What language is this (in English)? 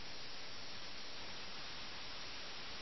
Malayalam